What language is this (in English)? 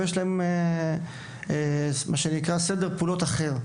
Hebrew